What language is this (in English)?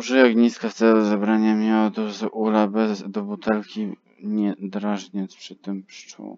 Polish